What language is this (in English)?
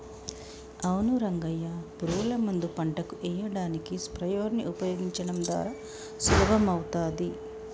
Telugu